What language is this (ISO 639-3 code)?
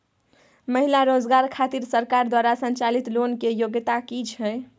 mai